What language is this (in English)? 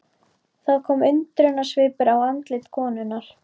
Icelandic